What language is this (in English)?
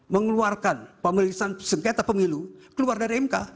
Indonesian